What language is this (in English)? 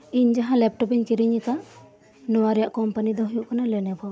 Santali